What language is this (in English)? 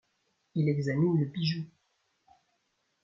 French